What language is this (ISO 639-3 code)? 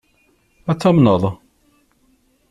kab